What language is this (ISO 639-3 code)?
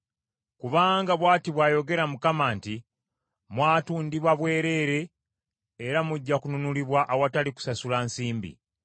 lug